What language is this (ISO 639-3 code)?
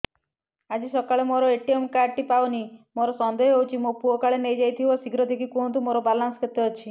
ori